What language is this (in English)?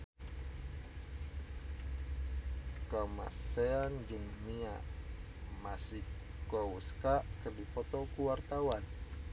Sundanese